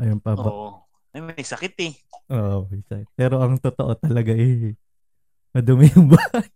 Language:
Filipino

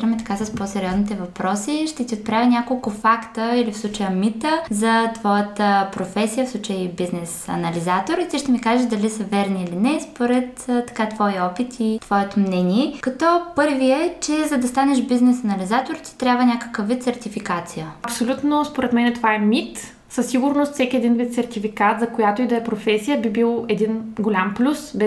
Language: Bulgarian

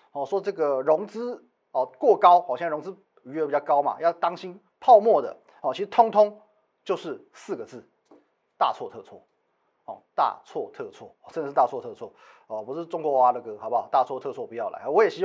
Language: Chinese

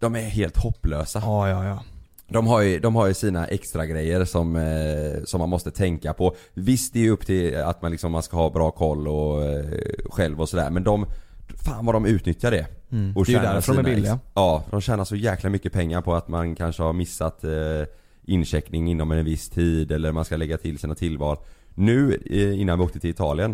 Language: Swedish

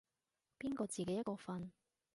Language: Cantonese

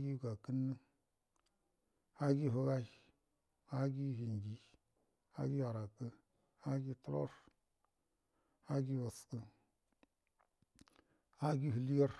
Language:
Buduma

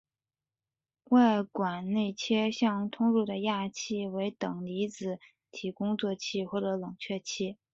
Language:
Chinese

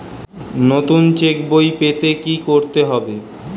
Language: Bangla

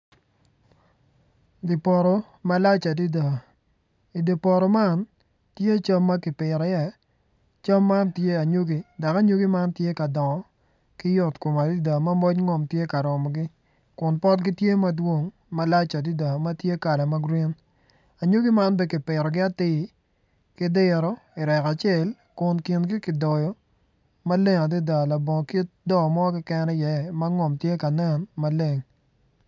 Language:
Acoli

